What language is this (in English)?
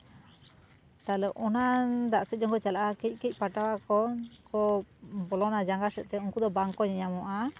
Santali